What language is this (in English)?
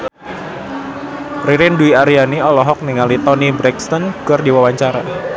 Sundanese